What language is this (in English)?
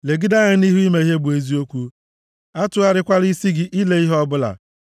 Igbo